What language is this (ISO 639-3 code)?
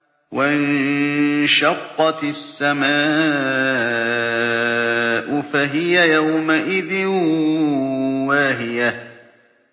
ara